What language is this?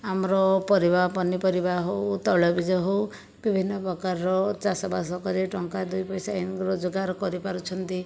Odia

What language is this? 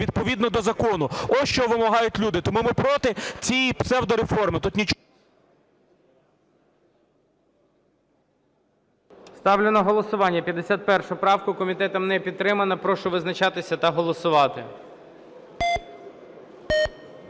Ukrainian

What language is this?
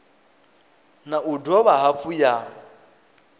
Venda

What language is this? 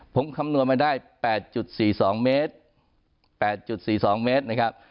Thai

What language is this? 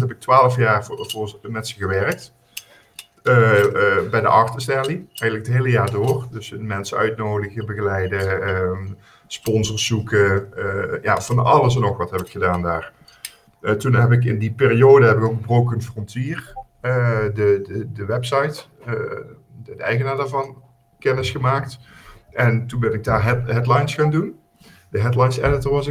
Dutch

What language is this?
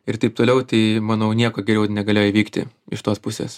Lithuanian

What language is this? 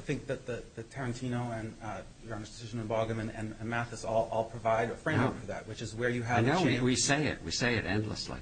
English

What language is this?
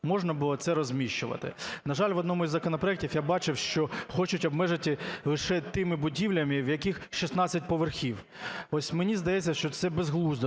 Ukrainian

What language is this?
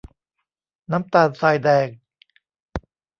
Thai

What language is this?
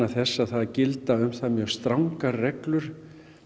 Icelandic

